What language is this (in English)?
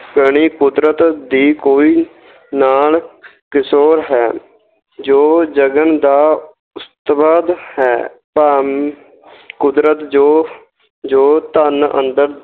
Punjabi